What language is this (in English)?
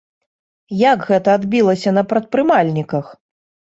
Belarusian